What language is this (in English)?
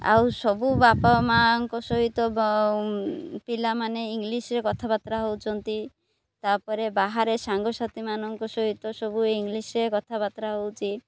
Odia